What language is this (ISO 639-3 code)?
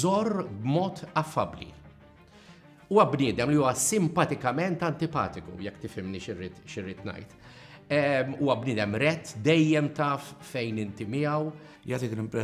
ara